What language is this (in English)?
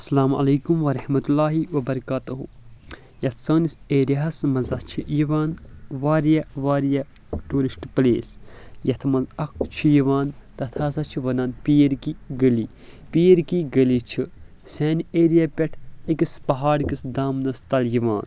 Kashmiri